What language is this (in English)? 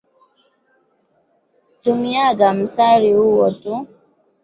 Swahili